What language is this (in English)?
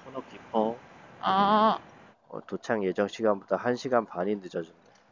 Korean